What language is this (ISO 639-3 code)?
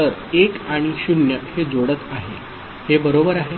mar